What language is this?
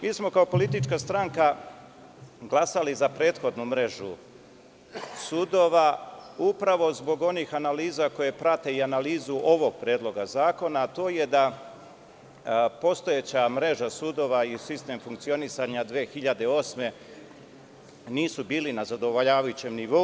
Serbian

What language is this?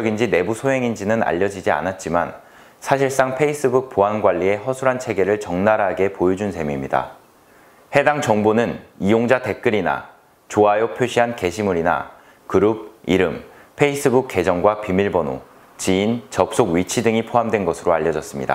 Korean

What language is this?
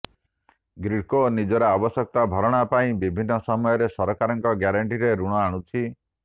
Odia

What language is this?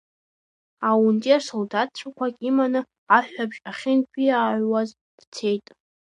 Abkhazian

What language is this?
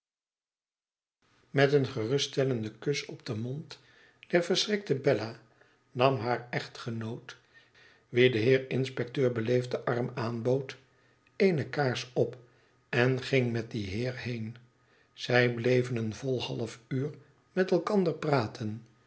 Dutch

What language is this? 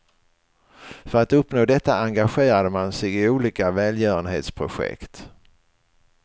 Swedish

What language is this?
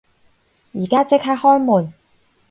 Cantonese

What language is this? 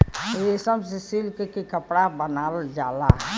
Bhojpuri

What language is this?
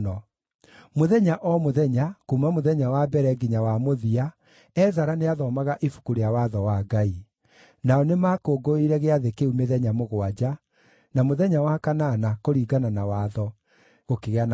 Kikuyu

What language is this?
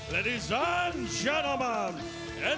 Thai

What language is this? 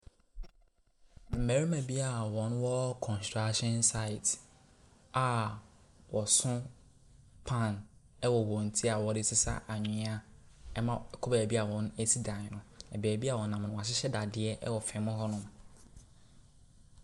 Akan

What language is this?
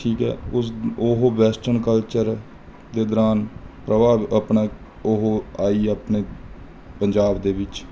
Punjabi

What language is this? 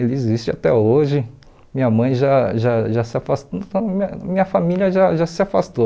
Portuguese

